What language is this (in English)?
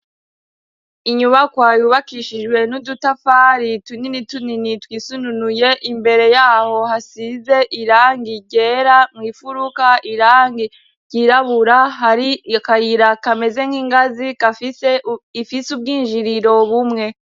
Rundi